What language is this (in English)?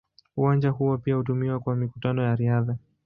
Swahili